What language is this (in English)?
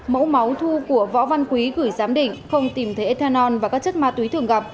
Vietnamese